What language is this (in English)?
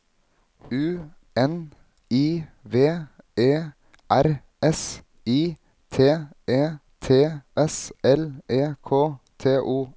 Norwegian